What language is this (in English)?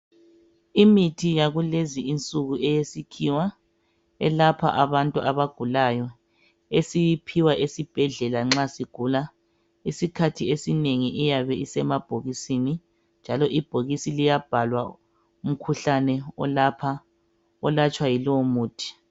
North Ndebele